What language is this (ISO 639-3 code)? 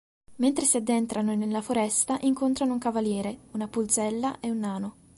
ita